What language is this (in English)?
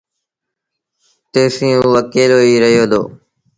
Sindhi Bhil